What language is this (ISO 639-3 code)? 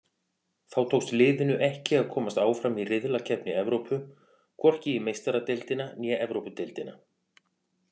isl